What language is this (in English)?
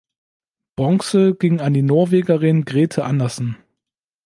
German